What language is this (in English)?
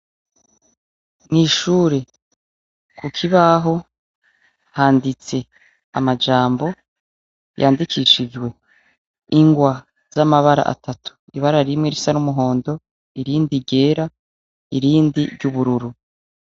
Rundi